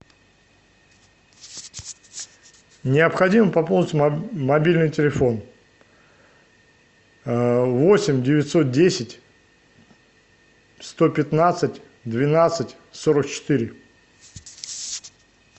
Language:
Russian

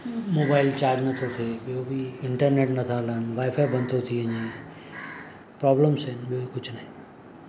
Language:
Sindhi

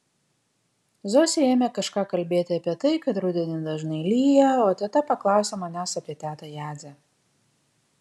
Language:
Lithuanian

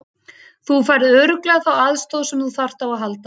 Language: Icelandic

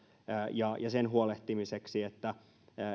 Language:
Finnish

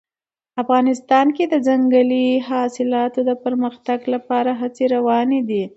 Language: Pashto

